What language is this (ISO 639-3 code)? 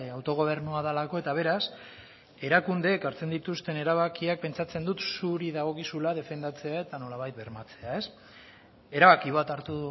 eus